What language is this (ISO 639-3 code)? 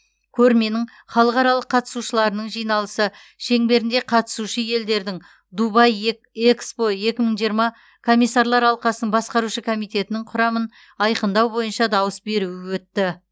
kaz